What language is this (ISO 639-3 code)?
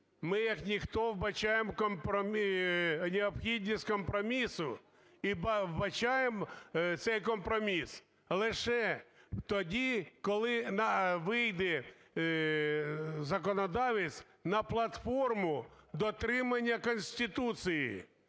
ukr